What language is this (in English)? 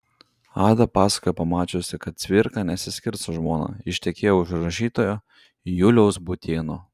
Lithuanian